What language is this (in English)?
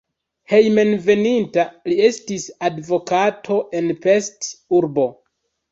Esperanto